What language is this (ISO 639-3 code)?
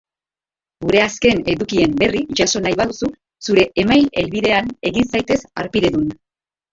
eus